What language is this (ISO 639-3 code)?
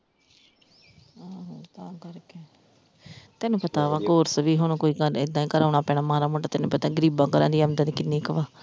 pan